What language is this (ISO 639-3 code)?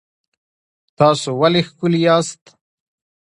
pus